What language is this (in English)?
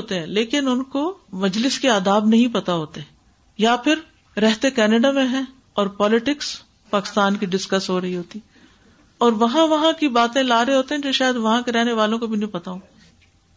Urdu